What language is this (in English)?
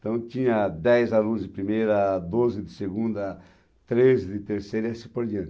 Portuguese